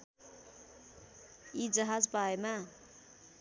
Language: Nepali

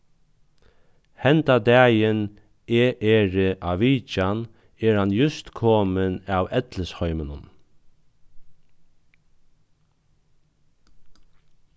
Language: Faroese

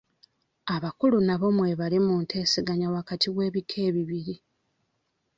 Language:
Ganda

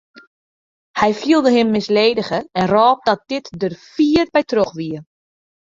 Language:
Western Frisian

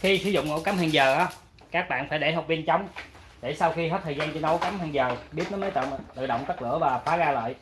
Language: Vietnamese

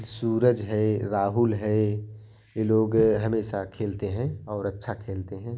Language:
Hindi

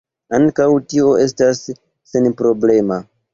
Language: Esperanto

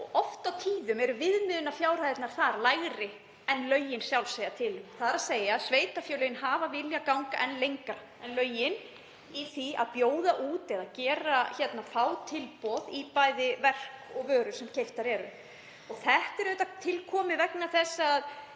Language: Icelandic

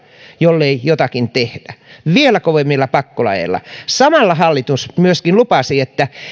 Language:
Finnish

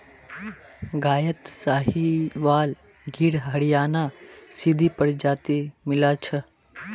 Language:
Magahi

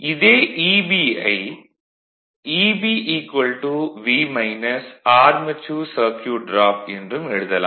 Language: Tamil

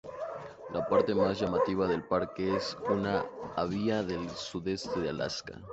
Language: Spanish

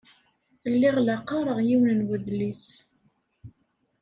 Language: Kabyle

